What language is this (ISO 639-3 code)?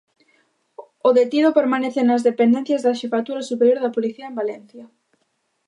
glg